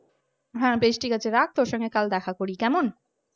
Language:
Bangla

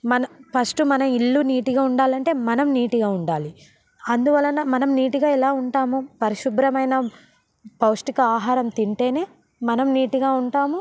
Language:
Telugu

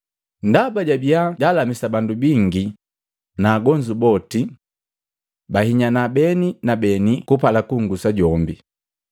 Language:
Matengo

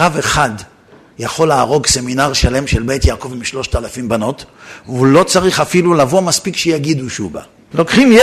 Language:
Hebrew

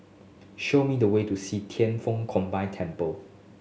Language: English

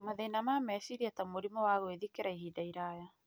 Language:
Kikuyu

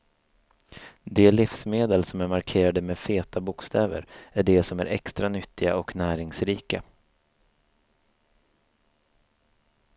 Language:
Swedish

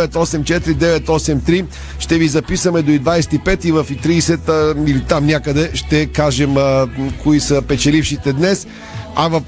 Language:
Bulgarian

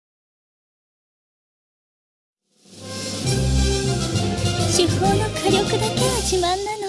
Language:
Japanese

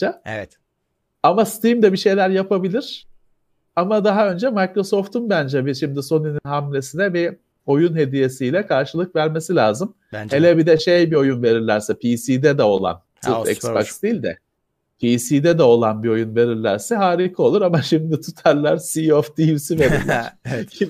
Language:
Turkish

